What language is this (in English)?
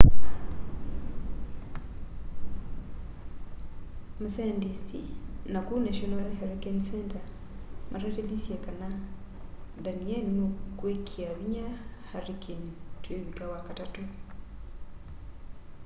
Kamba